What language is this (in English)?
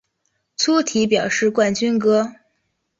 Chinese